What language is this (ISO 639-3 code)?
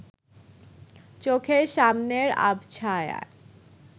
ben